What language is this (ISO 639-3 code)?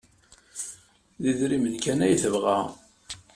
kab